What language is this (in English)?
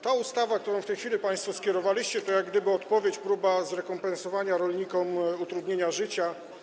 Polish